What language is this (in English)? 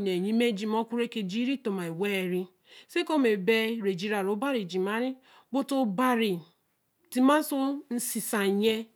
Eleme